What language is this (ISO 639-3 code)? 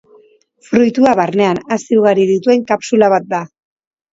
eus